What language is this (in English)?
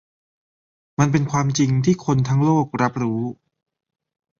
Thai